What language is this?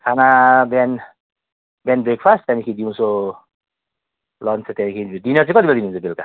Nepali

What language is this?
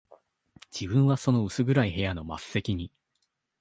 Japanese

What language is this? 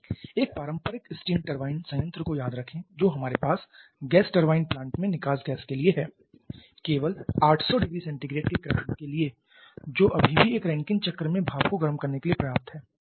Hindi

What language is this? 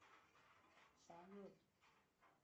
Russian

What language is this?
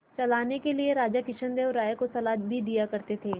Hindi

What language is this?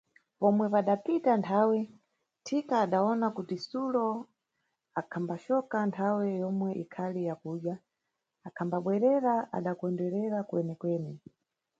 Nyungwe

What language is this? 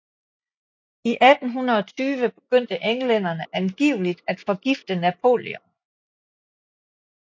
Danish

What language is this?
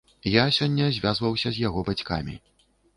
Belarusian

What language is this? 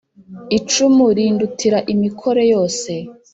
Kinyarwanda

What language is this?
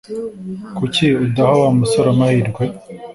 Kinyarwanda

